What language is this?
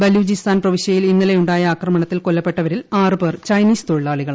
Malayalam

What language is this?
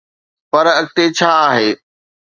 Sindhi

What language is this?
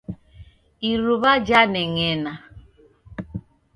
Taita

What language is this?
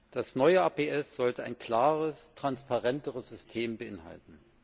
German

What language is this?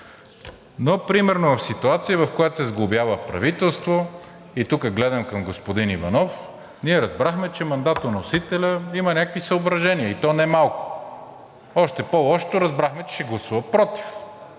Bulgarian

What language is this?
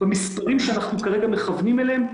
Hebrew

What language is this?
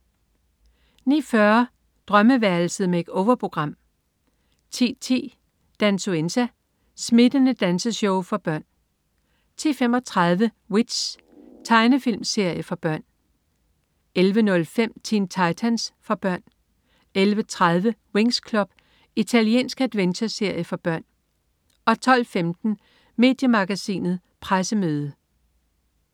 Danish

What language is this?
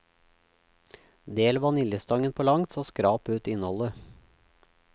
Norwegian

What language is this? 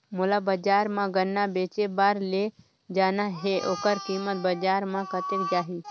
Chhattisgarhi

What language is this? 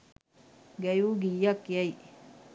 Sinhala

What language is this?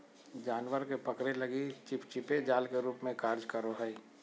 Magahi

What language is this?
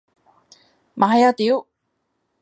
Cantonese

